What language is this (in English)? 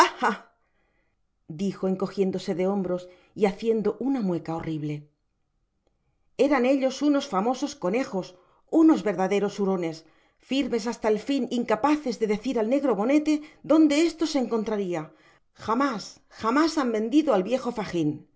Spanish